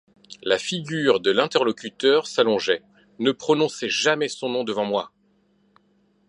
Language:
French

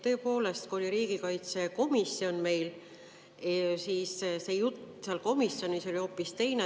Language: Estonian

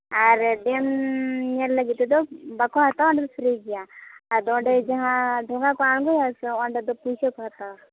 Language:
Santali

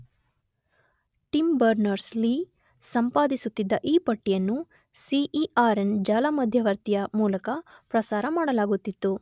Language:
Kannada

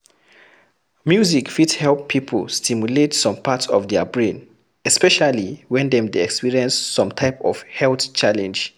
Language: Nigerian Pidgin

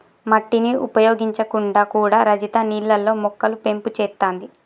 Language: Telugu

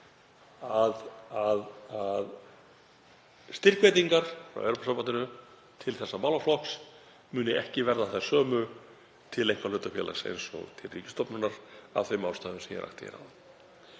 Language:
Icelandic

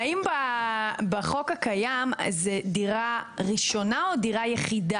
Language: Hebrew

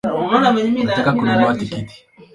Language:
Swahili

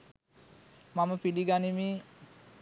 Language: Sinhala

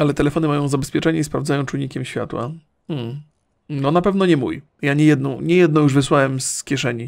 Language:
Polish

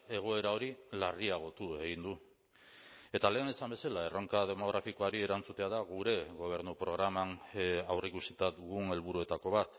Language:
Basque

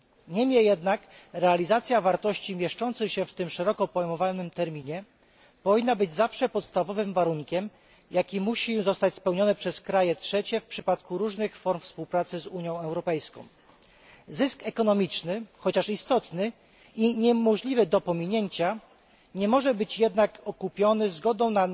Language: Polish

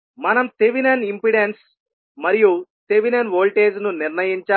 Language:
Telugu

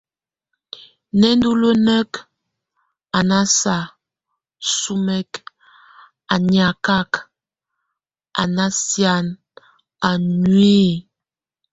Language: Tunen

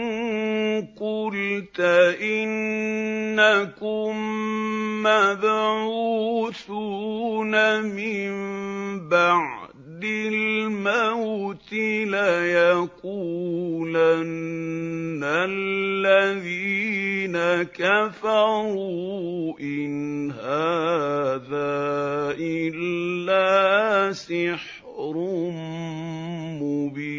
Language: Arabic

